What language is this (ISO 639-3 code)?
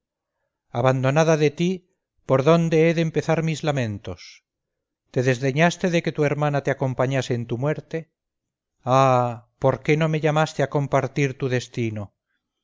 spa